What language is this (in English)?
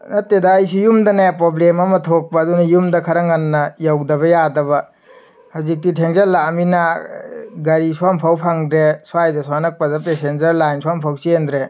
Manipuri